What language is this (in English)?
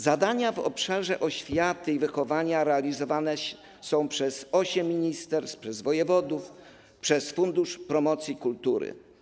Polish